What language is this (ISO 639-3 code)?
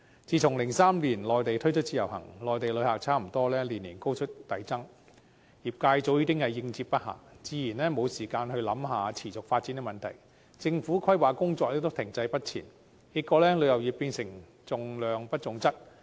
yue